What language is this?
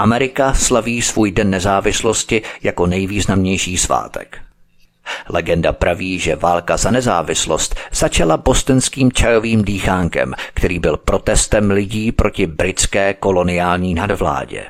Czech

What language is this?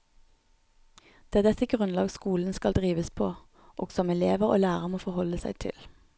Norwegian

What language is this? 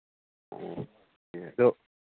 Manipuri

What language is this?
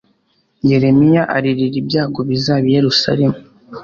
Kinyarwanda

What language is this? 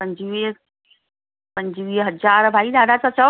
Sindhi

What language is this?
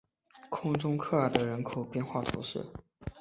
Chinese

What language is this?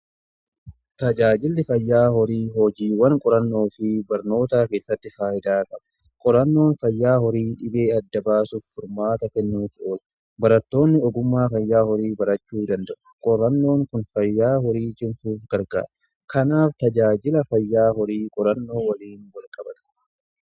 Oromo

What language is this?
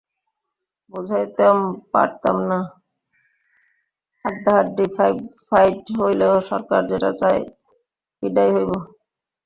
Bangla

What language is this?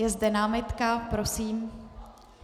Czech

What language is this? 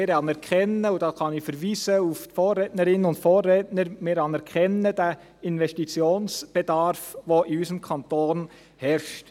Swiss German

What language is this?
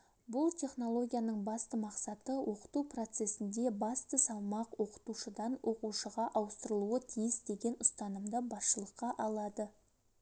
Kazakh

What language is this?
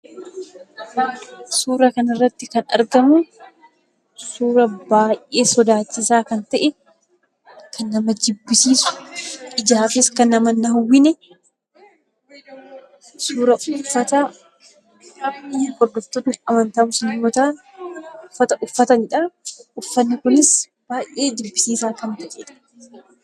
Oromo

